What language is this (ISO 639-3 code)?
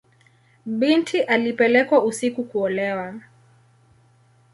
swa